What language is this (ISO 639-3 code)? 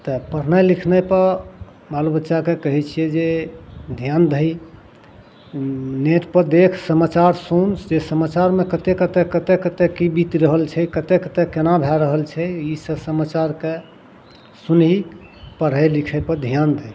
mai